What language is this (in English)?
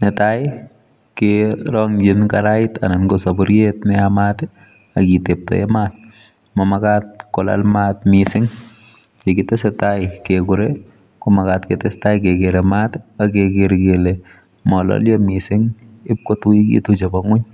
Kalenjin